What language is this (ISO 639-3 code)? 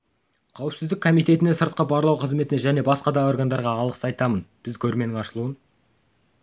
kaz